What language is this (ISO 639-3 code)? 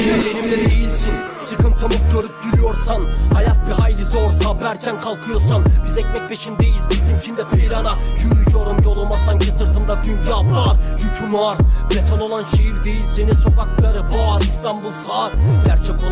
tur